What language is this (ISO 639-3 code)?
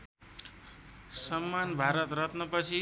nep